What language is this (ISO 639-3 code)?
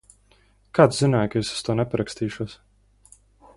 lav